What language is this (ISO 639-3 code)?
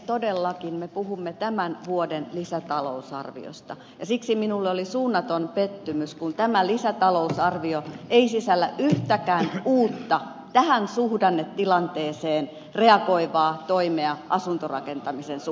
fin